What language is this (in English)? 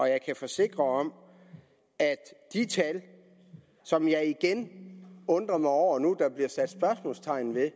Danish